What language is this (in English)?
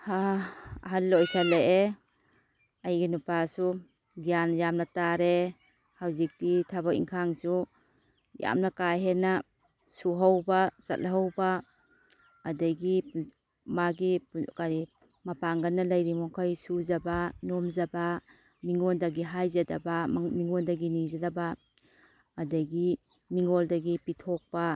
Manipuri